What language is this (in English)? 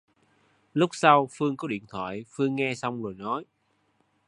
Vietnamese